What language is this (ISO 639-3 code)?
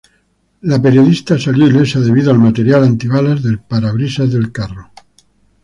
spa